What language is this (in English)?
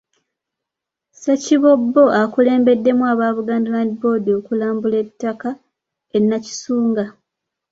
Ganda